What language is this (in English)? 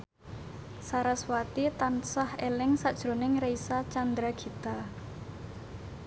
Javanese